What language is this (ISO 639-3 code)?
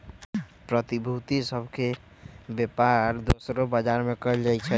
mag